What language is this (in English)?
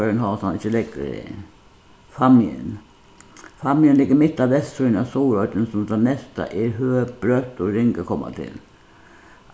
Faroese